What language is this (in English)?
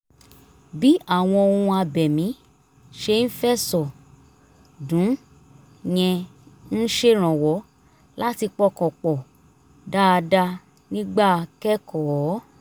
Yoruba